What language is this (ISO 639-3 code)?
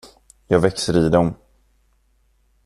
swe